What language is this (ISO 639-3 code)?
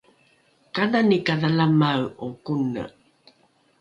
dru